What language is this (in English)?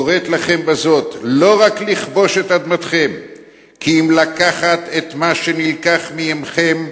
Hebrew